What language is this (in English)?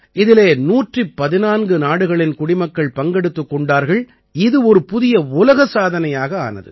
Tamil